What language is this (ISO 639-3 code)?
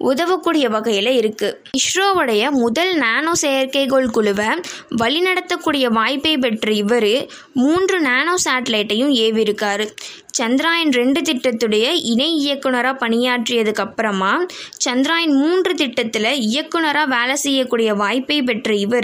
tam